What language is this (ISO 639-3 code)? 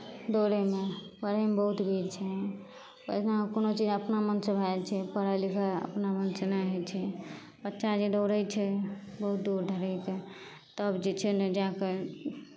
mai